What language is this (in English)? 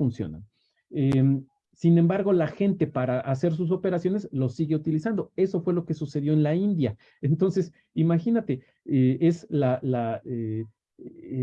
Spanish